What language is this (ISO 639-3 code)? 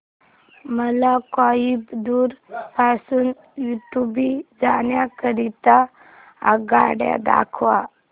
mar